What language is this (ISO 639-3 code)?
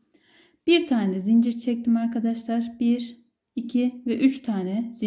tur